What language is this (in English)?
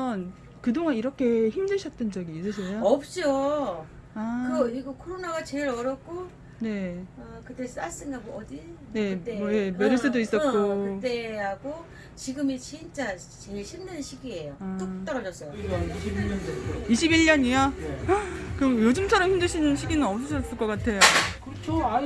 Korean